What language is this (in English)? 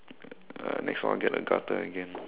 English